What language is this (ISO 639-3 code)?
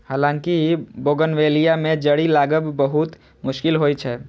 mai